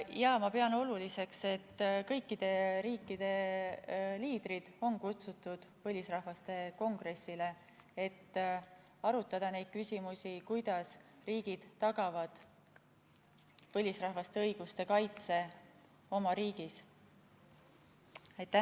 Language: Estonian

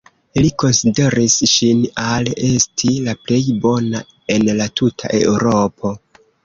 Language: Esperanto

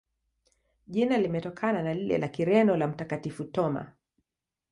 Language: Swahili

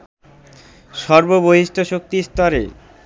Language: Bangla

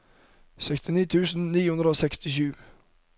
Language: Norwegian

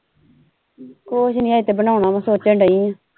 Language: Punjabi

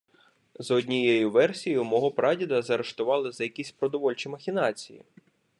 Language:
Ukrainian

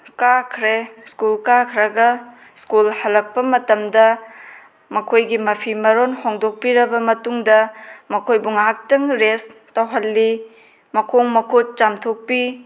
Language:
Manipuri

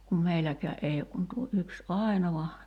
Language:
Finnish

